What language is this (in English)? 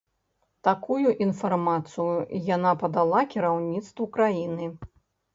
Belarusian